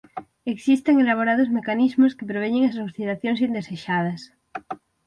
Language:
Galician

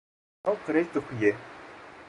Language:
Kurdish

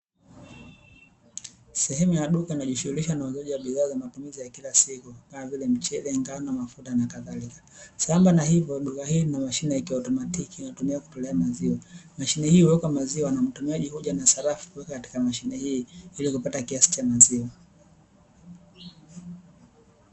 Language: Swahili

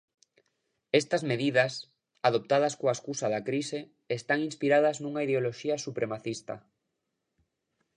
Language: Galician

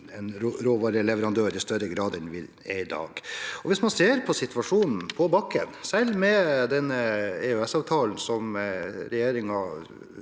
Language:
Norwegian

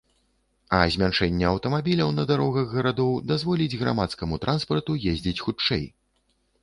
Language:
Belarusian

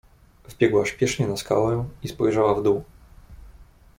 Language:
Polish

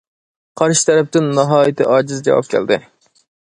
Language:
Uyghur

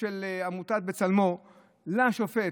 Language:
Hebrew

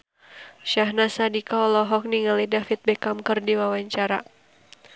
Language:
Sundanese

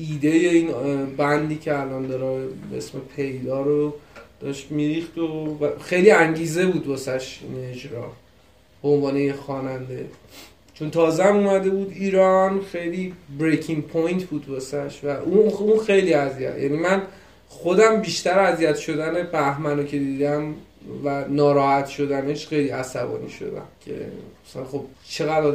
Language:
Persian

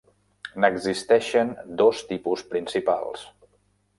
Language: Catalan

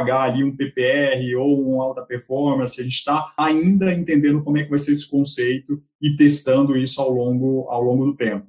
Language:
Portuguese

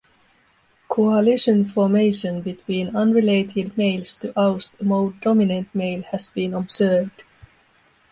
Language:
English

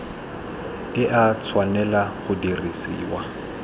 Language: Tswana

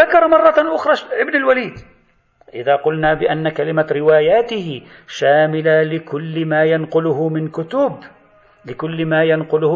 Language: Arabic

